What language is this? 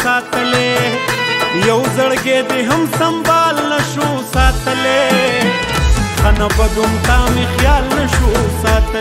Romanian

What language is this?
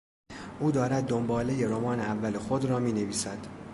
Persian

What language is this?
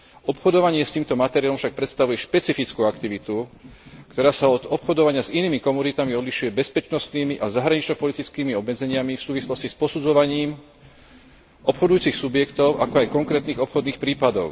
Slovak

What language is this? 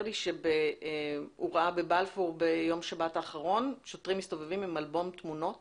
Hebrew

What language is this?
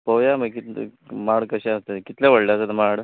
Konkani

